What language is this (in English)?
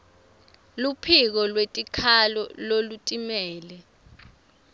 Swati